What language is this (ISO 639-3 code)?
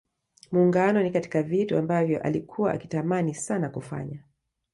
swa